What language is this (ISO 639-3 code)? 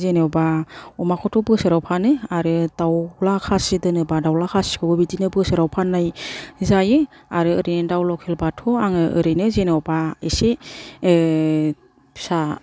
brx